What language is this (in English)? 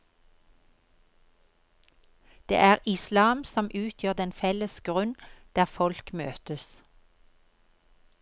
Norwegian